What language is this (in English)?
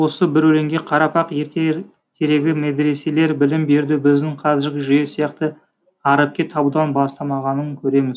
Kazakh